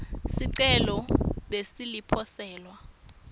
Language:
Swati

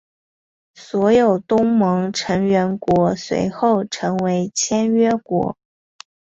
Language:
Chinese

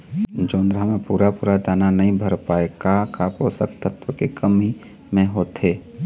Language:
Chhattisgarhi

